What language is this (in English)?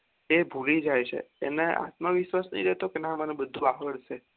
Gujarati